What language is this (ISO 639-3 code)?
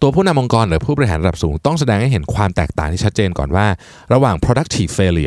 tha